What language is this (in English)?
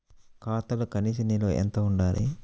Telugu